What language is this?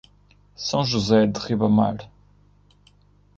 Portuguese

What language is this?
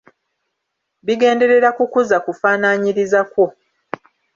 Ganda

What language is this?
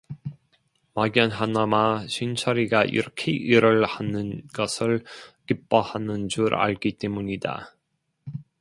Korean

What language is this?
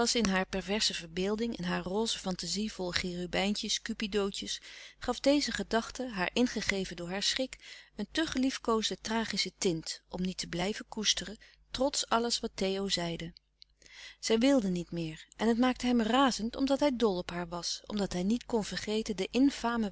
Dutch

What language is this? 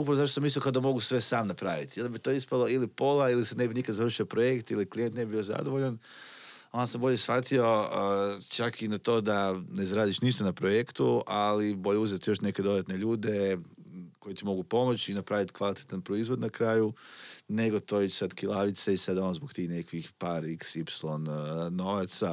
Croatian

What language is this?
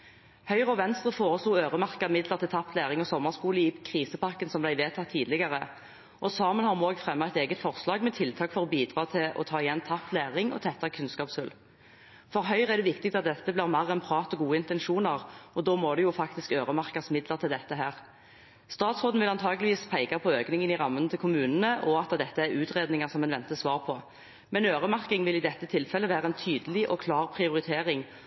Norwegian Bokmål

